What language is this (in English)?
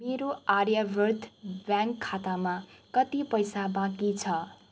Nepali